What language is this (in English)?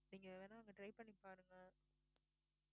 Tamil